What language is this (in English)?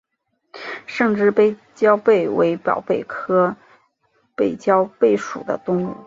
Chinese